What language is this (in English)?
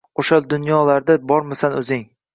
Uzbek